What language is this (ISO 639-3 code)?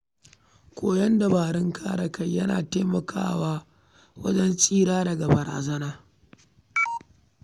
hau